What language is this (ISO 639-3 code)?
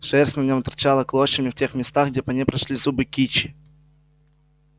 rus